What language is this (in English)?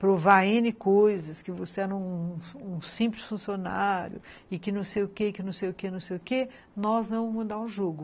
Portuguese